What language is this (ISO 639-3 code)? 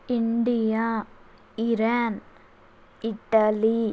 tel